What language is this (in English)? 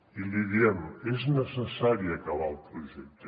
Catalan